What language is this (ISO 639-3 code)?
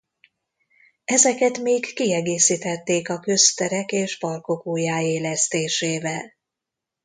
hun